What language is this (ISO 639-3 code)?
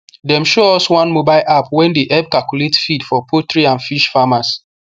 pcm